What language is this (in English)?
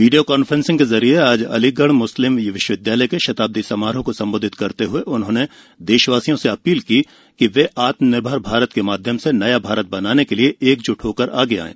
Hindi